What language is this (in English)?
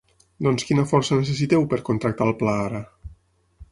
Catalan